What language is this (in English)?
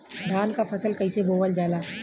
Bhojpuri